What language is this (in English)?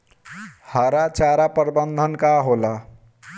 Bhojpuri